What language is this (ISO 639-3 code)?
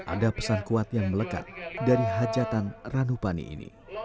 ind